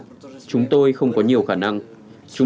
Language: Vietnamese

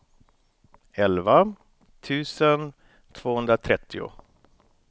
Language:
Swedish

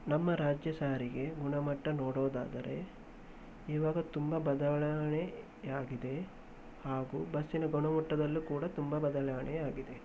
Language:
Kannada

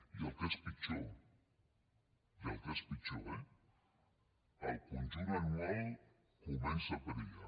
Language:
Catalan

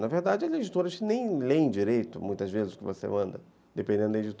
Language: Portuguese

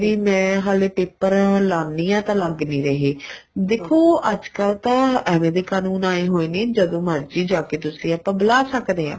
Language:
Punjabi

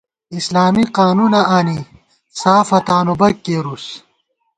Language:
Gawar-Bati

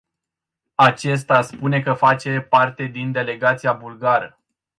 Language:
Romanian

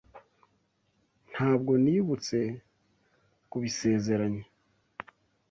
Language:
Kinyarwanda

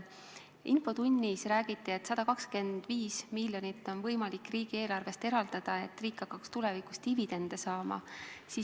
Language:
Estonian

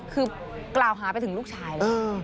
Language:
Thai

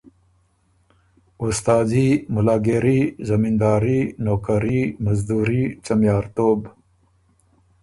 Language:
Ormuri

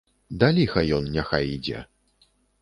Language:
Belarusian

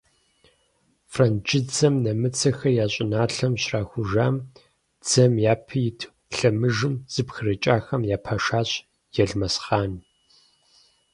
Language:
Kabardian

